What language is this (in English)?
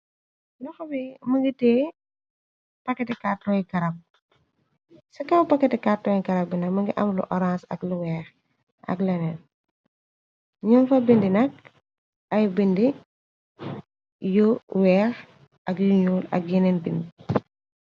Wolof